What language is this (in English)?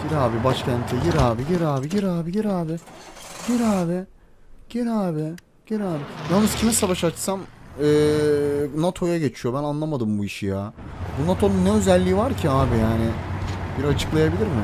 Turkish